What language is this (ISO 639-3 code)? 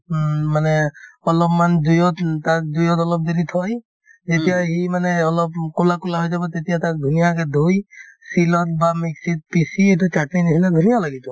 asm